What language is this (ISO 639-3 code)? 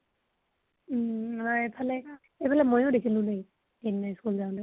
asm